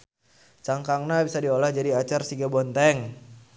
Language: Sundanese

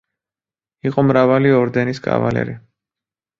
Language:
Georgian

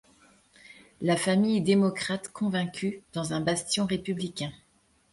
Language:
French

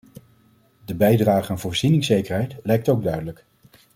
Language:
Dutch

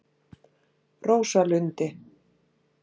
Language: Icelandic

